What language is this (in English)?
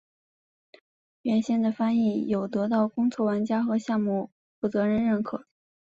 Chinese